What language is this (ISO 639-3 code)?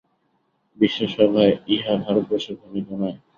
ben